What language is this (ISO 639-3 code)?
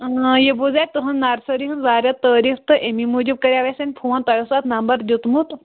kas